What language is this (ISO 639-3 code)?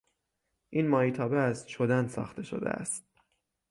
fas